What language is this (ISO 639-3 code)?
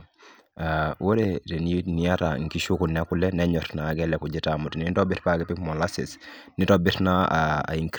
mas